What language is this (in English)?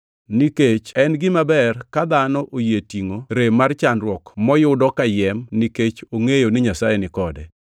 Luo (Kenya and Tanzania)